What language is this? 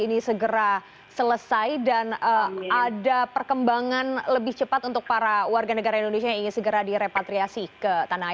Indonesian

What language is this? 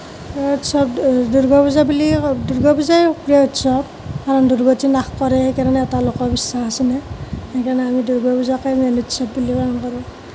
Assamese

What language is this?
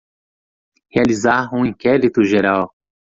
Portuguese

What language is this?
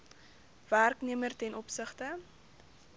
Afrikaans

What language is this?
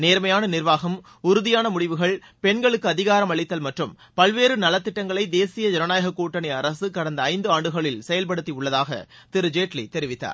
Tamil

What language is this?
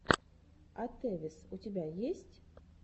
Russian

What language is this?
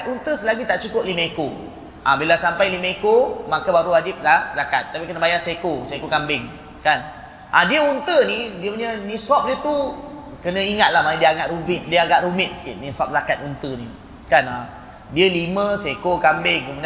Malay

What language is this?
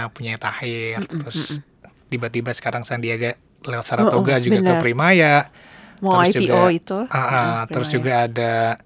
Indonesian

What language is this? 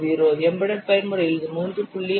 Tamil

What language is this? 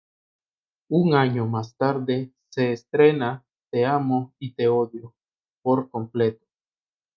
Spanish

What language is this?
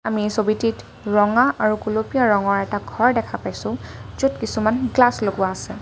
Assamese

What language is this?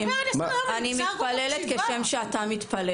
Hebrew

